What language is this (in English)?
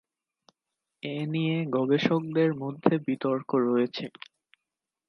Bangla